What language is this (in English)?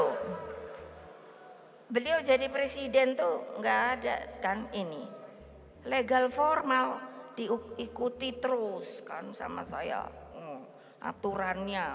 Indonesian